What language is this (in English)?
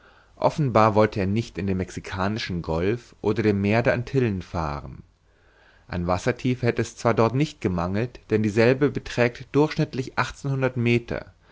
German